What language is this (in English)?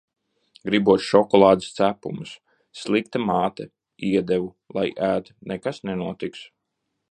Latvian